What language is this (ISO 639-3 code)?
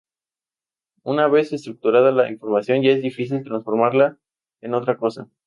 spa